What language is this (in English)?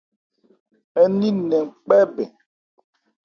Ebrié